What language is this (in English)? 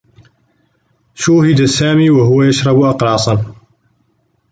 Arabic